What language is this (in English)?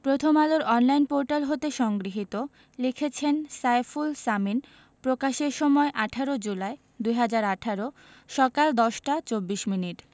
Bangla